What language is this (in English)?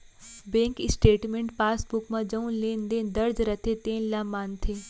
Chhattisgarhi